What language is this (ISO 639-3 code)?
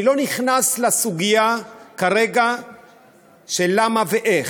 heb